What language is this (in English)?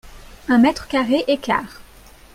French